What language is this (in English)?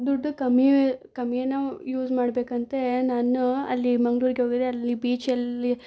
Kannada